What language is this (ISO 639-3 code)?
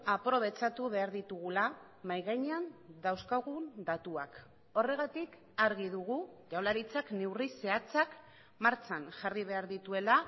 eus